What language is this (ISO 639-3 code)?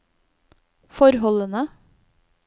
nor